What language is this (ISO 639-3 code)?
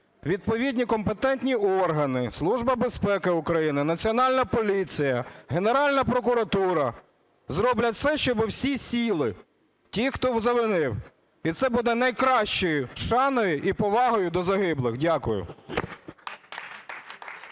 ukr